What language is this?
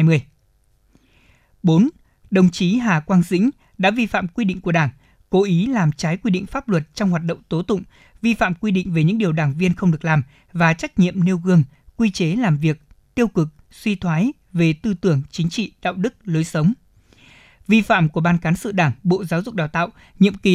Vietnamese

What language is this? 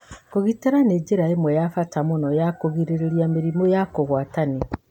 Kikuyu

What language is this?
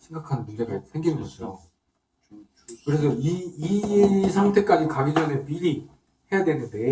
Korean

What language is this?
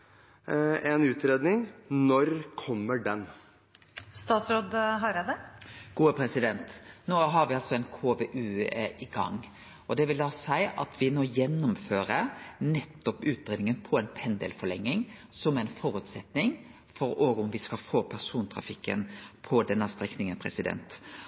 Norwegian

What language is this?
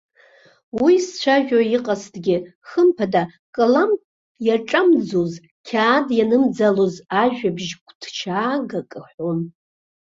Abkhazian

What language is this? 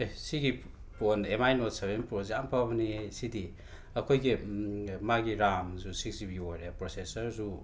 Manipuri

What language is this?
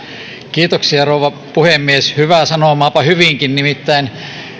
Finnish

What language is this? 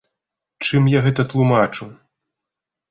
Belarusian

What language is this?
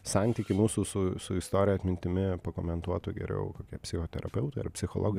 Lithuanian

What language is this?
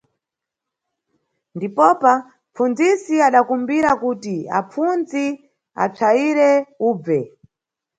Nyungwe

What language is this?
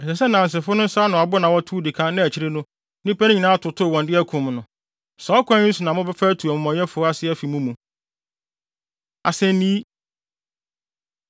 Akan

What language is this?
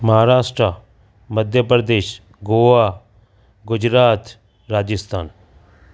Sindhi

